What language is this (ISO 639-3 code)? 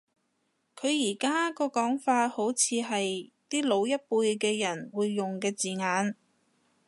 yue